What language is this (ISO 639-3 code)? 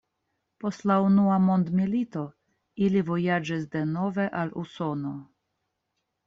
epo